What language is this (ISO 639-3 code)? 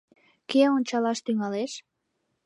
chm